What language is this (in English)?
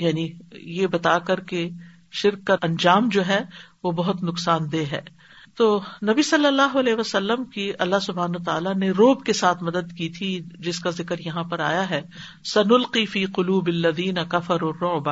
Urdu